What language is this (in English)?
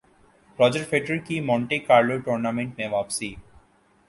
Urdu